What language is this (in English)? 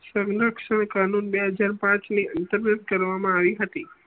Gujarati